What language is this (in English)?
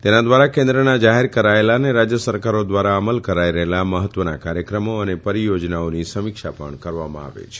Gujarati